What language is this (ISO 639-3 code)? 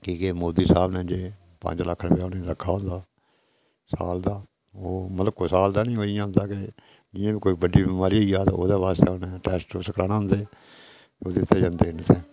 doi